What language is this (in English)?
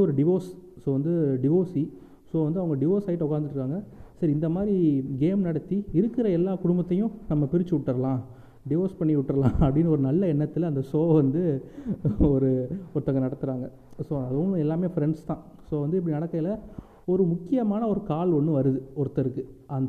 Tamil